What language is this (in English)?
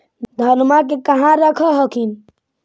Magahi